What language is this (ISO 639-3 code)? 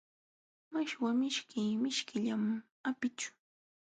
qxw